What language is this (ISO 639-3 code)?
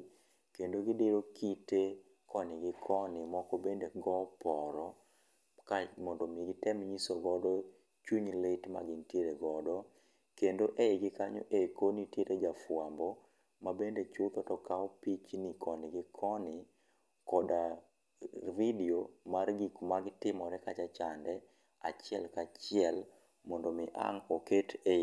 luo